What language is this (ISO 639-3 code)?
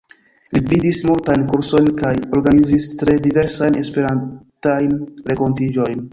epo